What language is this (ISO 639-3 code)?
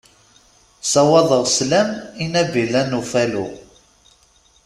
kab